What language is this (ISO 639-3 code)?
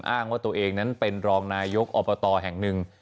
tha